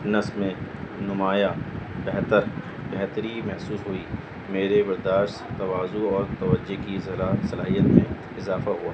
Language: Urdu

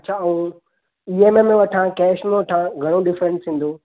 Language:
Sindhi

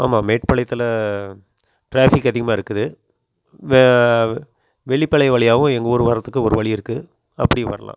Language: Tamil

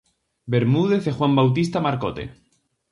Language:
Galician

